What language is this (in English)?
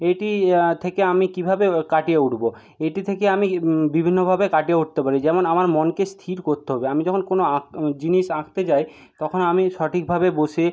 Bangla